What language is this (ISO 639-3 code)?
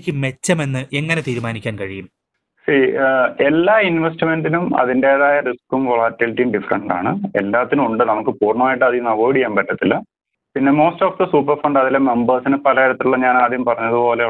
mal